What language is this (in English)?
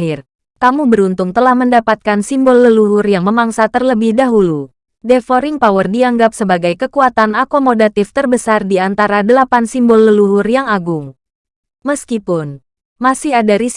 Indonesian